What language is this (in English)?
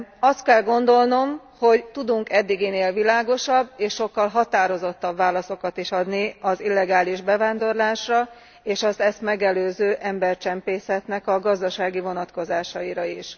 Hungarian